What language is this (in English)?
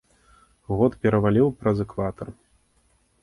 Belarusian